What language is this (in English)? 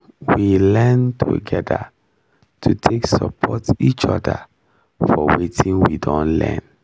Nigerian Pidgin